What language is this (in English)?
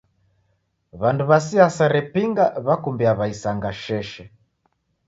Taita